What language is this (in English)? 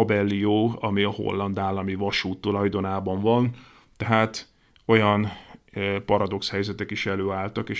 Hungarian